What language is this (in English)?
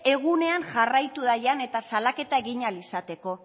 Basque